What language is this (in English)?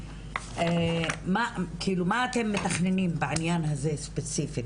Hebrew